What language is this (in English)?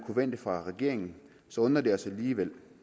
Danish